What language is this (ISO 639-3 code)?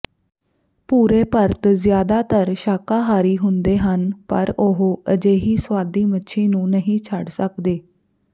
pan